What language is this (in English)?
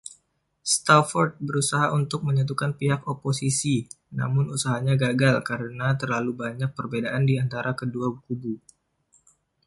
Indonesian